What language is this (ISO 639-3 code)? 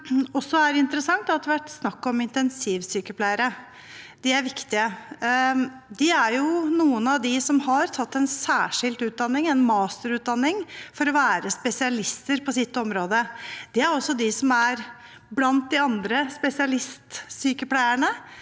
nor